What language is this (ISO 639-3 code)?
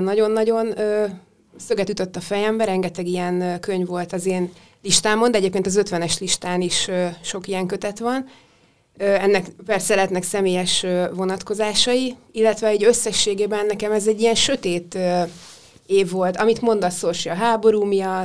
hun